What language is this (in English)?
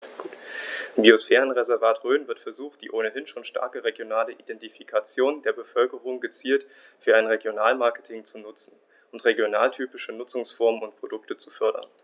German